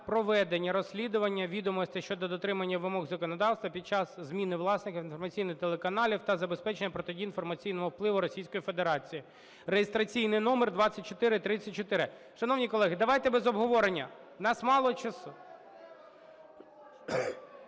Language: Ukrainian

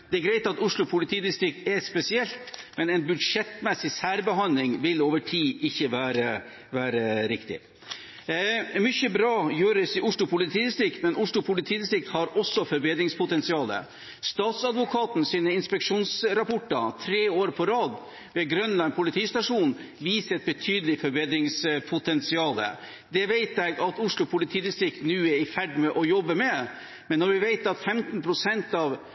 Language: Norwegian Bokmål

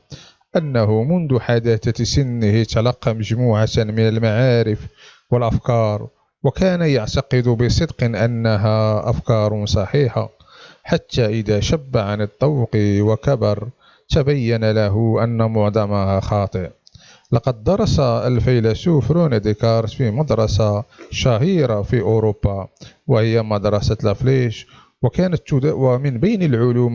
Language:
Arabic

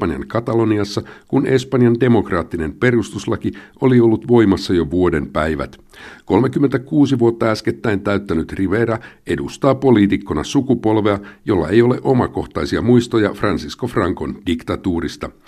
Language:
Finnish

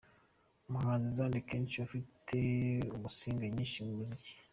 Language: Kinyarwanda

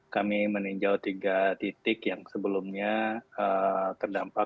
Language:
Indonesian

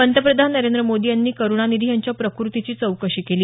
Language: Marathi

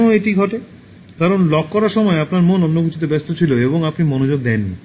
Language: Bangla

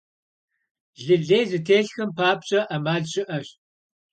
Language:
Kabardian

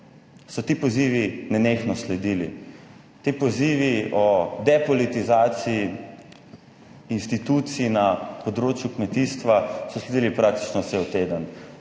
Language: Slovenian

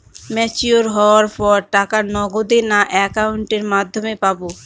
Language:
Bangla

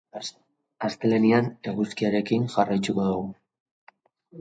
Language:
Basque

